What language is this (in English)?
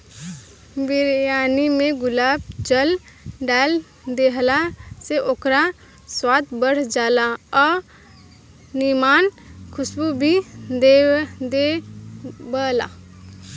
Bhojpuri